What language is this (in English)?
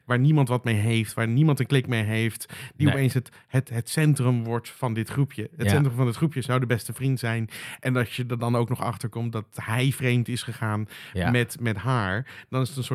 Dutch